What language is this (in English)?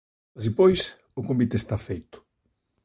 Galician